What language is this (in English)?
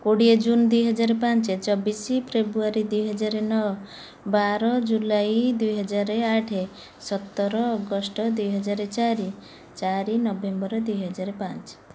Odia